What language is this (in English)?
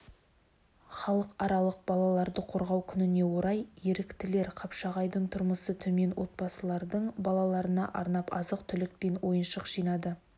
Kazakh